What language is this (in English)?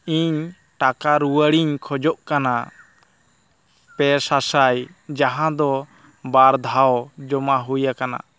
Santali